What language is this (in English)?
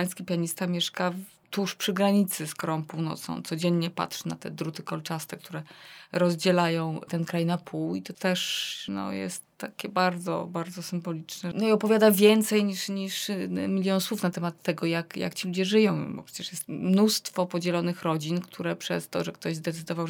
Polish